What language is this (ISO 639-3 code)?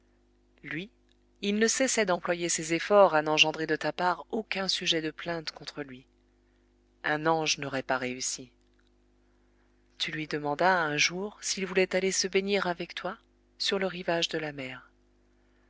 fra